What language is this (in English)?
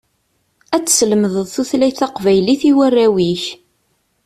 Kabyle